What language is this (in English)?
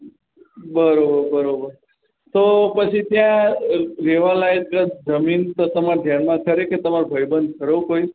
Gujarati